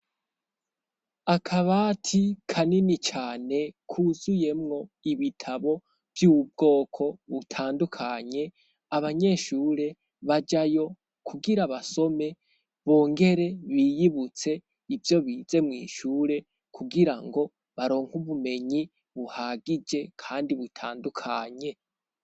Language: Rundi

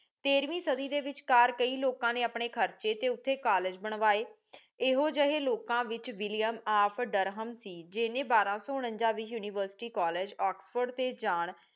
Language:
Punjabi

